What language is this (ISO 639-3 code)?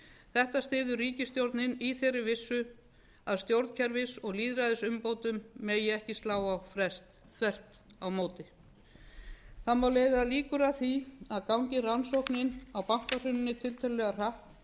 isl